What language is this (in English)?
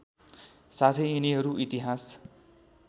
Nepali